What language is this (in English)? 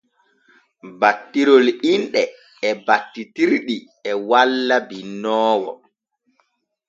Borgu Fulfulde